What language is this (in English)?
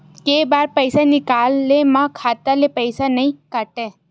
Chhattisgarhi